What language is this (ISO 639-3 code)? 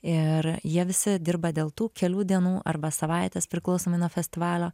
lit